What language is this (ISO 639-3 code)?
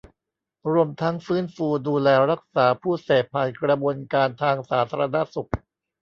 tha